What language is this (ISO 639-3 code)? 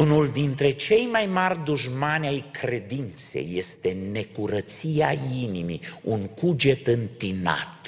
ron